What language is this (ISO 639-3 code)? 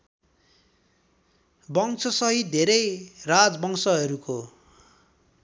nep